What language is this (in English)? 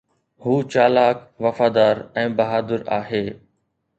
Sindhi